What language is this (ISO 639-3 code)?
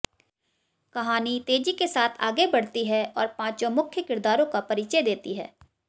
hin